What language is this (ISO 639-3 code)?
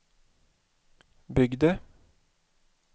swe